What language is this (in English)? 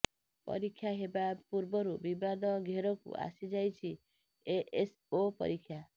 Odia